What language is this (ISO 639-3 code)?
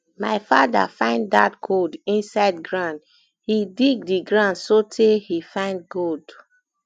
pcm